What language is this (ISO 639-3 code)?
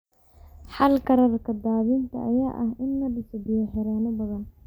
som